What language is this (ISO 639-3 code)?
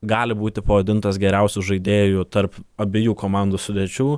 lit